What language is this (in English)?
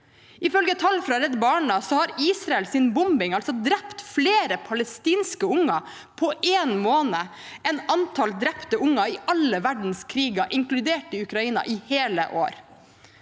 Norwegian